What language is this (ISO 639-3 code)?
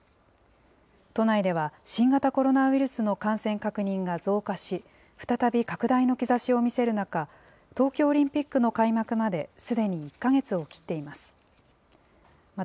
jpn